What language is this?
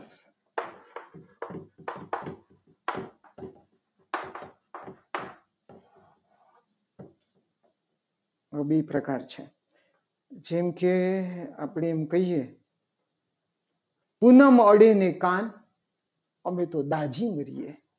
Gujarati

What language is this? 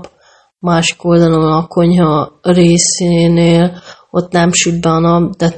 Hungarian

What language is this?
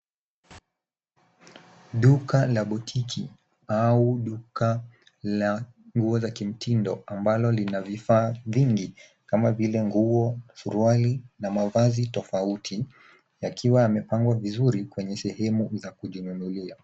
Swahili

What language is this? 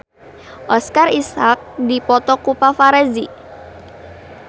Sundanese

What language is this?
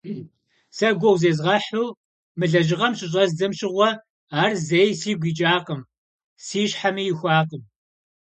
Kabardian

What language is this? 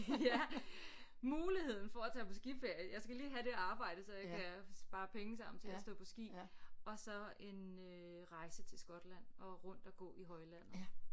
Danish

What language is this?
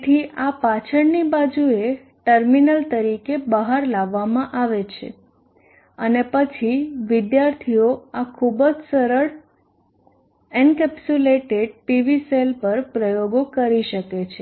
Gujarati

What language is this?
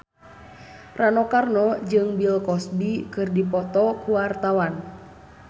Sundanese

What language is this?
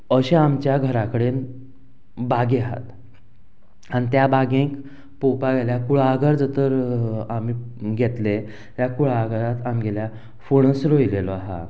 Konkani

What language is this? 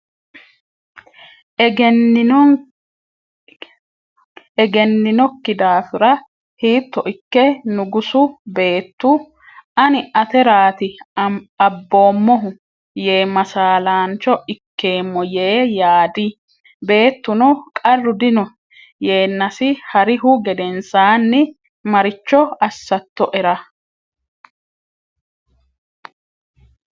Sidamo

